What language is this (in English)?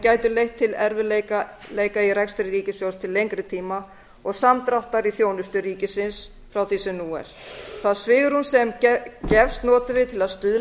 Icelandic